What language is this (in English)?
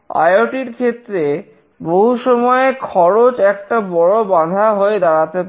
Bangla